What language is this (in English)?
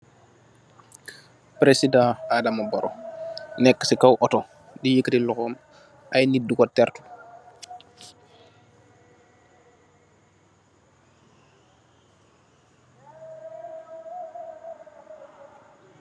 Wolof